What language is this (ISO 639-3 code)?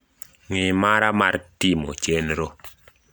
luo